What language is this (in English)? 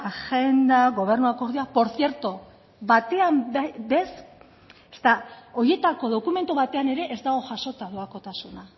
Basque